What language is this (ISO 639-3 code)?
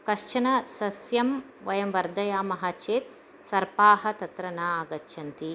san